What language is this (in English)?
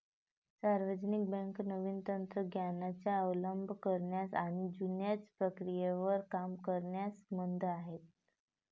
Marathi